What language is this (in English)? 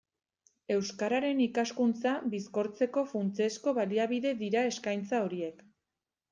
Basque